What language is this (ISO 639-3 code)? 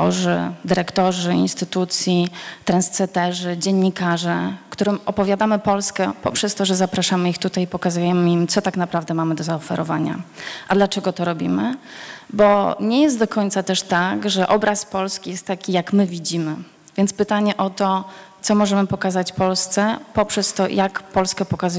pol